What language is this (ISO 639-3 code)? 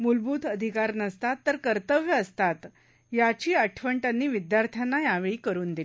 mar